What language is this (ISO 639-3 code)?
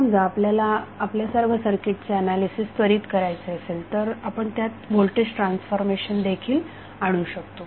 mar